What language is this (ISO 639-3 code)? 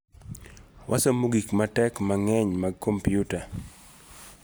luo